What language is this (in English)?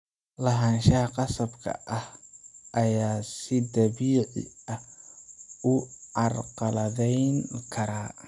Somali